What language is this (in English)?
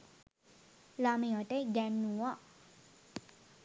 Sinhala